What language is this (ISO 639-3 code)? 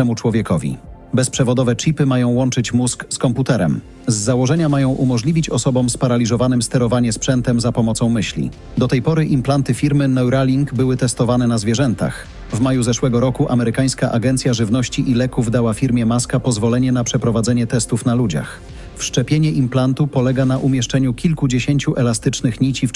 pol